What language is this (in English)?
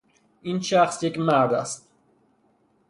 Persian